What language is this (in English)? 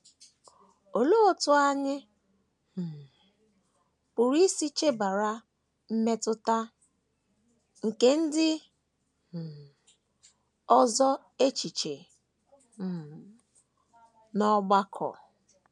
Igbo